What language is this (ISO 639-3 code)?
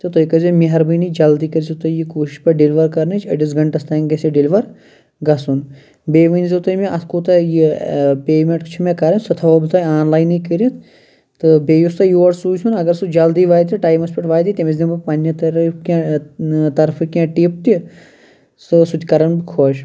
kas